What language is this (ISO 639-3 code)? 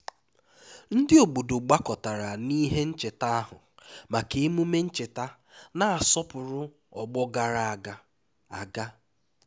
ibo